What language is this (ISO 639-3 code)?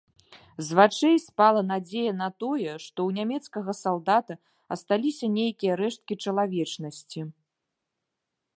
bel